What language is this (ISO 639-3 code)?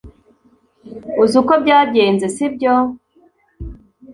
kin